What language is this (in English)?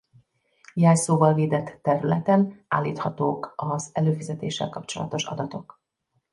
Hungarian